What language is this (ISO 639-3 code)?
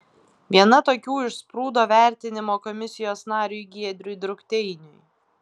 lit